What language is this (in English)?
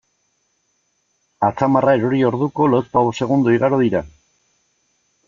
Basque